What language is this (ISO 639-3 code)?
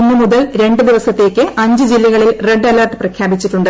mal